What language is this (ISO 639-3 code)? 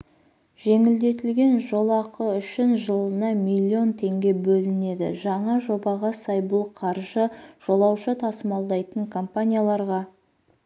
kaz